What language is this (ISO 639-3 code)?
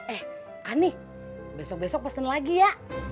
ind